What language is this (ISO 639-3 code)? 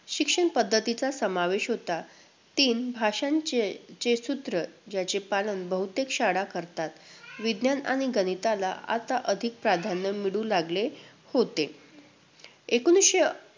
mar